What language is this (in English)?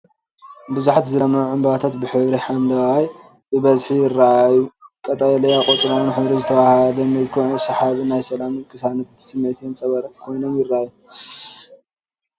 Tigrinya